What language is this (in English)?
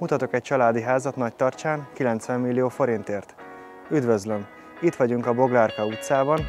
Hungarian